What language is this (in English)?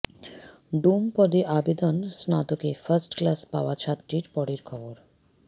Bangla